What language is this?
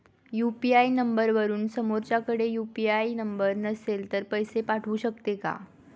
Marathi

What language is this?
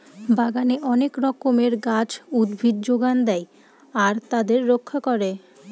Bangla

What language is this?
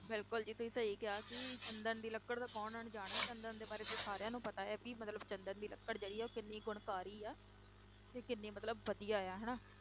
Punjabi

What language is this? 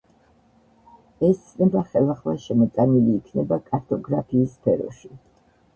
Georgian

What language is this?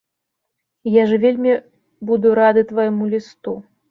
Belarusian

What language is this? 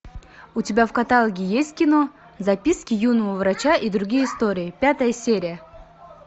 Russian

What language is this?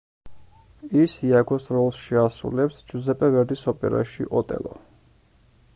Georgian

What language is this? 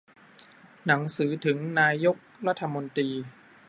Thai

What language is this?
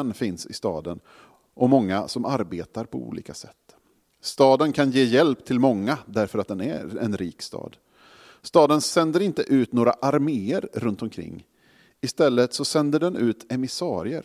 Swedish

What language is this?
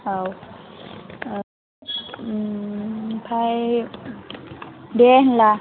Bodo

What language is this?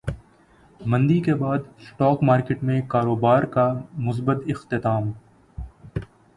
Urdu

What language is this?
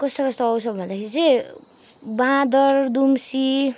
Nepali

